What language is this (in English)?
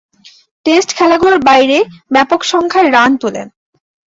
Bangla